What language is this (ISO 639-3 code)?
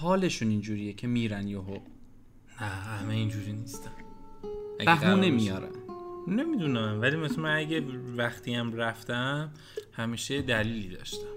fas